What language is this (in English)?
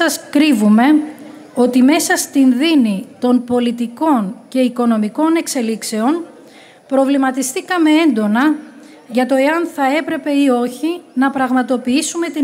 Greek